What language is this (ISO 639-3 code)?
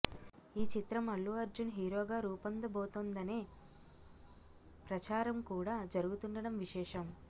tel